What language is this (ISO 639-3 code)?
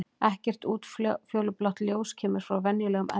isl